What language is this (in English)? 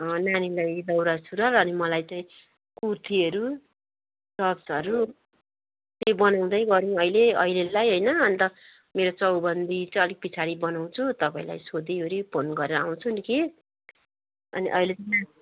Nepali